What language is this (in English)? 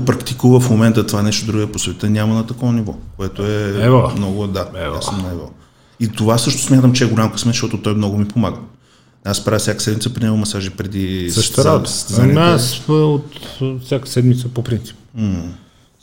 Bulgarian